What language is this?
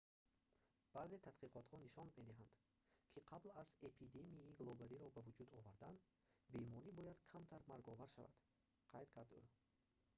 Tajik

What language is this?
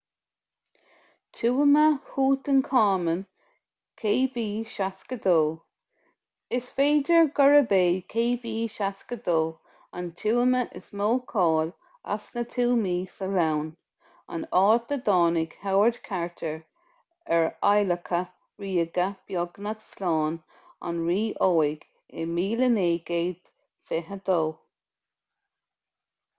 Irish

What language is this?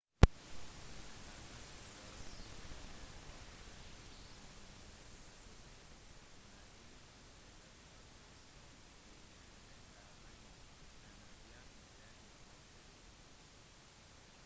Norwegian Bokmål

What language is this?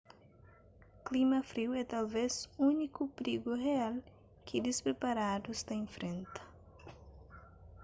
Kabuverdianu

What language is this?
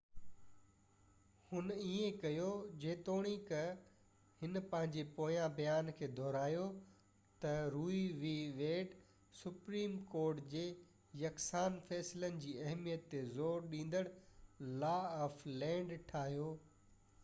Sindhi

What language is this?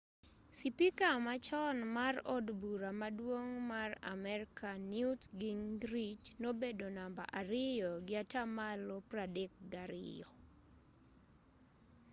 Luo (Kenya and Tanzania)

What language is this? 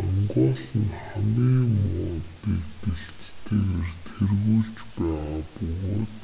Mongolian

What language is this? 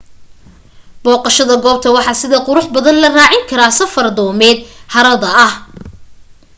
Somali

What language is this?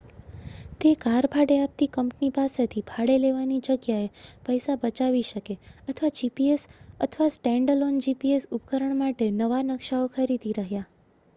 Gujarati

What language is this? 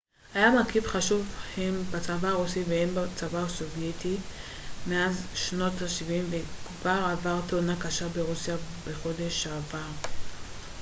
Hebrew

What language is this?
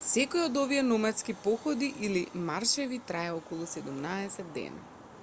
Macedonian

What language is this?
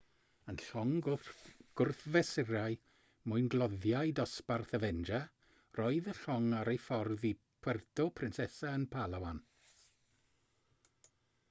Welsh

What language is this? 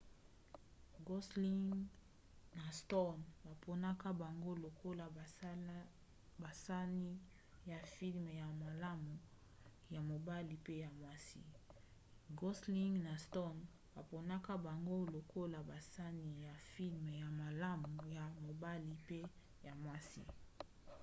Lingala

